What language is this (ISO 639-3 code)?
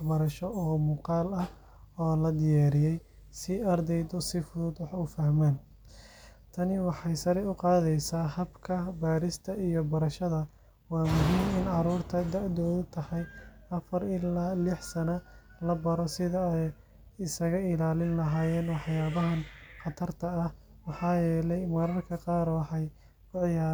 som